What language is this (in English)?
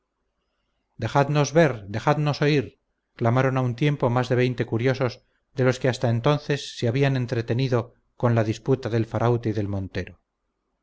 Spanish